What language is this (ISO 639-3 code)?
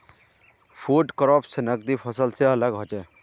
mag